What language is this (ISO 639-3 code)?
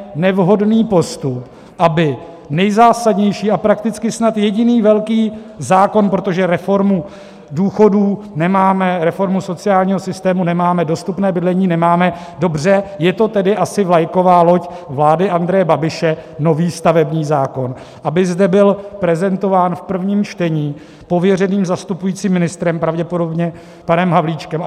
ces